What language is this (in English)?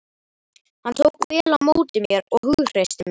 Icelandic